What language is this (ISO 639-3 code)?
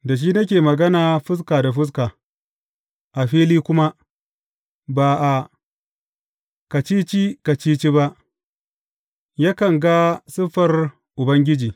hau